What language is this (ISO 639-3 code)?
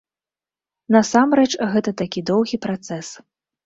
bel